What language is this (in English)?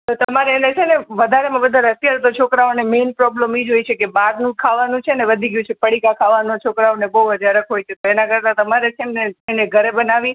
Gujarati